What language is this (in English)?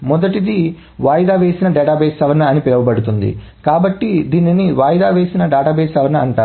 Telugu